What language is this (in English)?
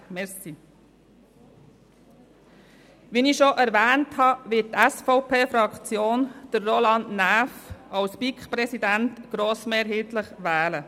Swiss German